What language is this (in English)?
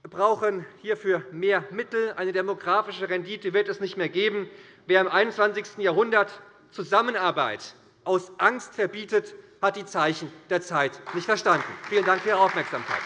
German